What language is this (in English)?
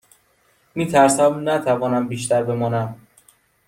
Persian